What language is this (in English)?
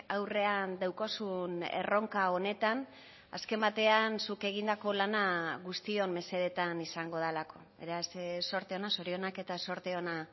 Basque